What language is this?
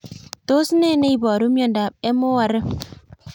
Kalenjin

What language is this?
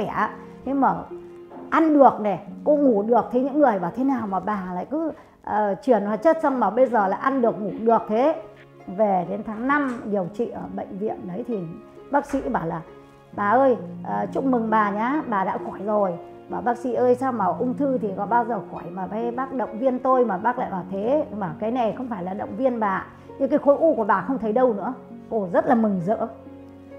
Vietnamese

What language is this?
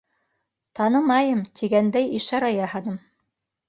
Bashkir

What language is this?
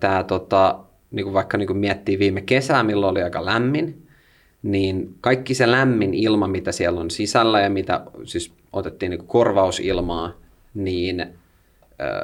Finnish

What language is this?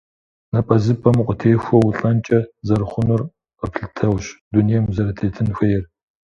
Kabardian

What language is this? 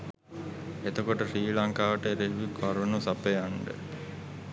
Sinhala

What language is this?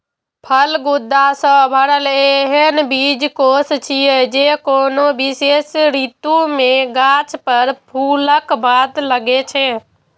Maithili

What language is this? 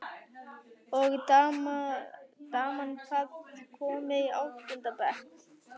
Icelandic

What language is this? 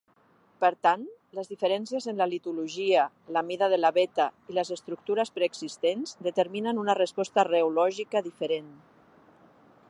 Catalan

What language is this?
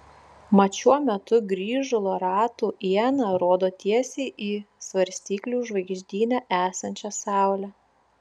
Lithuanian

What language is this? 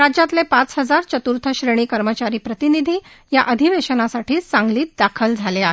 Marathi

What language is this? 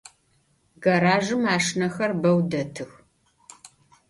Adyghe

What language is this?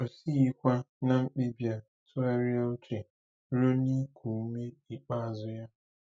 Igbo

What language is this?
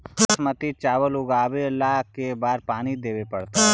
Magahi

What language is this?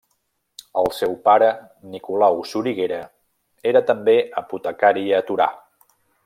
Catalan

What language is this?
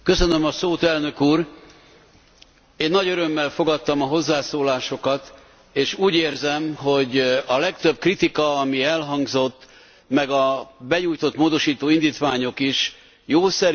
Hungarian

